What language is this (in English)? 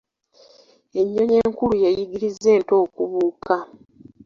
Ganda